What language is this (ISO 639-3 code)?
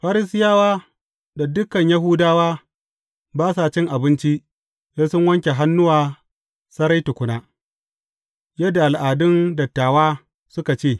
hau